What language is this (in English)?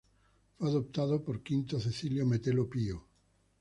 Spanish